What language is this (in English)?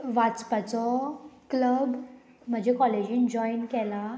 Konkani